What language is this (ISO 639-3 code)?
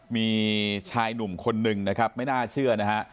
tha